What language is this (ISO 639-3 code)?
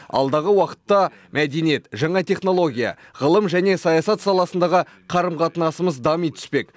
kaz